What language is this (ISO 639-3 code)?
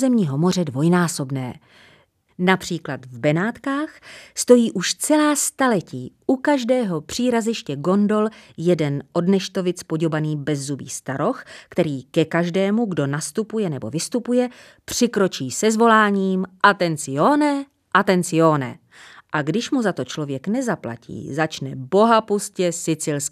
ces